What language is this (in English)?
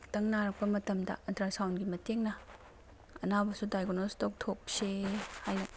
Manipuri